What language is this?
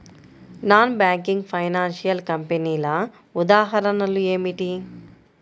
Telugu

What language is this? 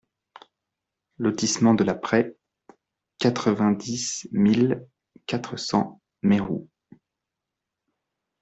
French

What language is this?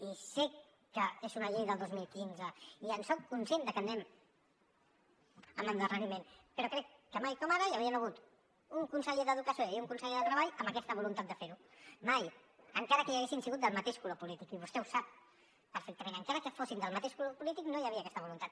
Catalan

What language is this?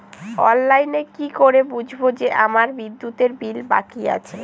Bangla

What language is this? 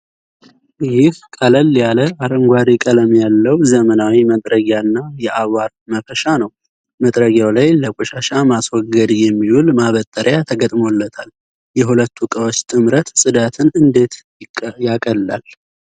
Amharic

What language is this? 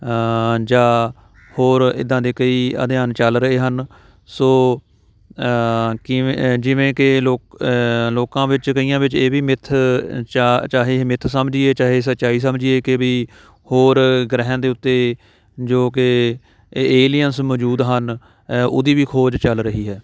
Punjabi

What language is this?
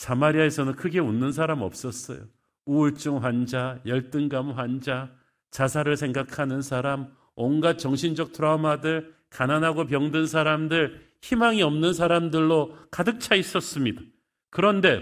Korean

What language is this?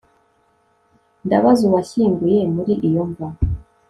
Kinyarwanda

